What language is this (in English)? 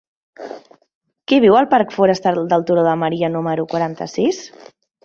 Catalan